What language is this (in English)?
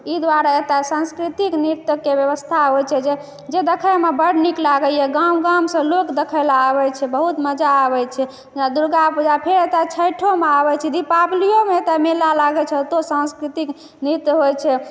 Maithili